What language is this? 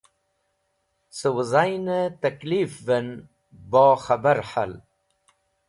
Wakhi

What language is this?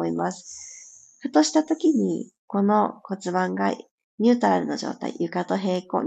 Japanese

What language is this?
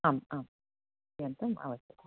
Sanskrit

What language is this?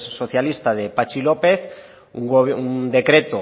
Spanish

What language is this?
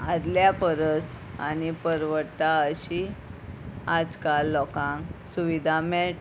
Konkani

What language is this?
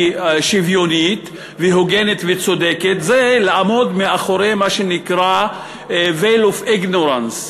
Hebrew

